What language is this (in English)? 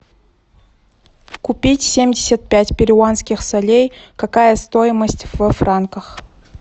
Russian